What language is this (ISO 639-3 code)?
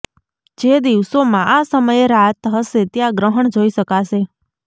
guj